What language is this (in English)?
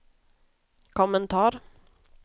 Swedish